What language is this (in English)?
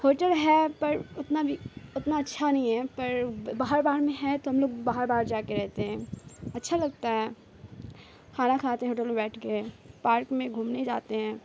Urdu